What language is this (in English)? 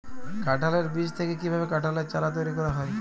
Bangla